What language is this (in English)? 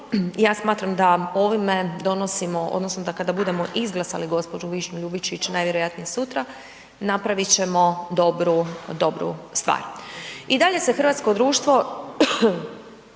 Croatian